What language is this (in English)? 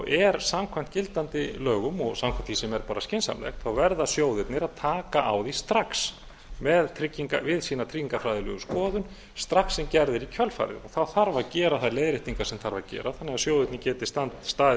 Icelandic